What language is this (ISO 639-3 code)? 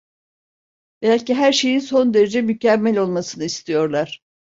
tur